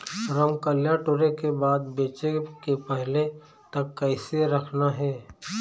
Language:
Chhattisgarhi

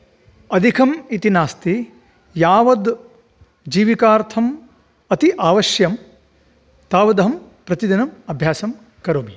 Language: Sanskrit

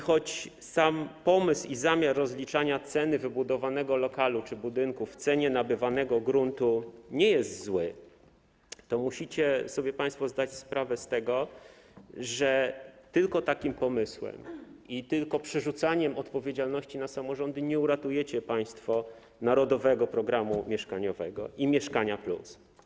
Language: Polish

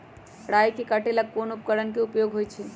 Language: Magahi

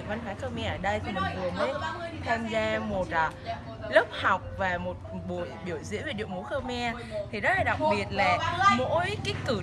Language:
Vietnamese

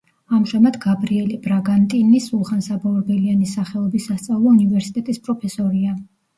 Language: Georgian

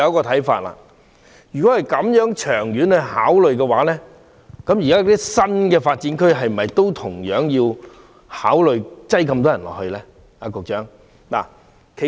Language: Cantonese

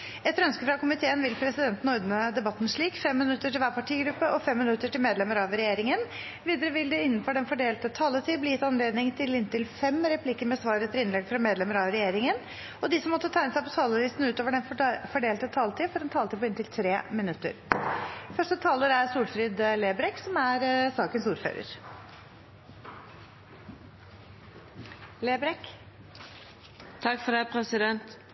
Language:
Norwegian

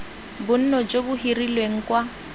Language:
Tswana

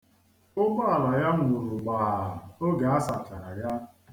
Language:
Igbo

